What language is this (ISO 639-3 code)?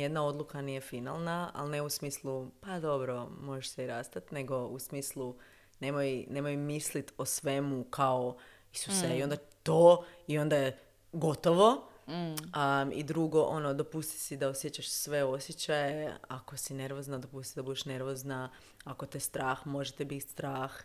hrv